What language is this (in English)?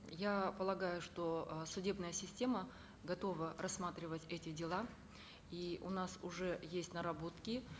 Kazakh